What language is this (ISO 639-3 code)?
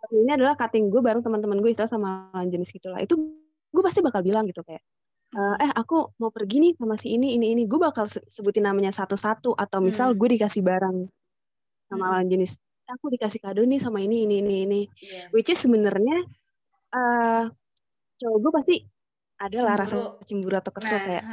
ind